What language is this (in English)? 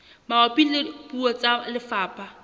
Southern Sotho